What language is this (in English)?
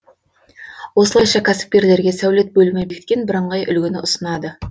Kazakh